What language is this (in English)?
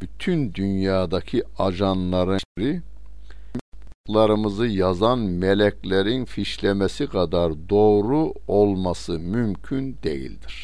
Turkish